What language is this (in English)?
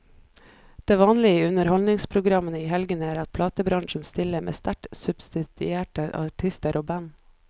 Norwegian